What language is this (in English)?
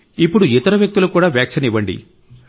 Telugu